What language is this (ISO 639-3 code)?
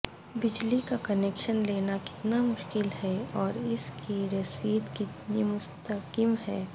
urd